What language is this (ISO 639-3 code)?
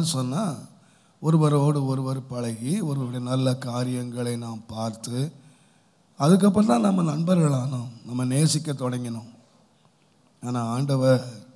ara